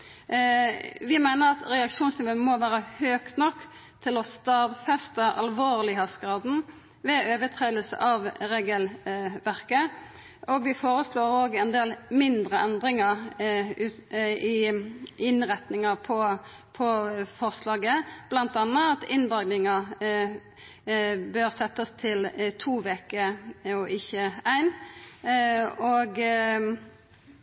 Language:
Norwegian Nynorsk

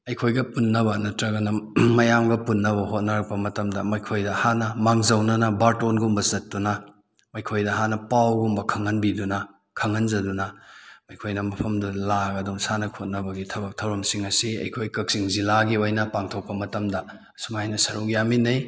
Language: Manipuri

